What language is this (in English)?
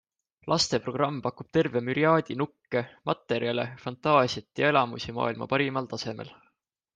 Estonian